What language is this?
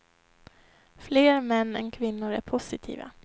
Swedish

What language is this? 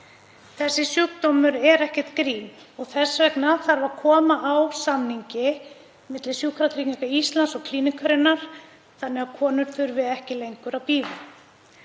Icelandic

